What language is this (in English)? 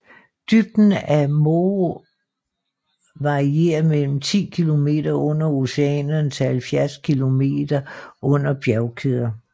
Danish